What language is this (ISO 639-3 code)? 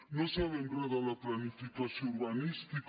cat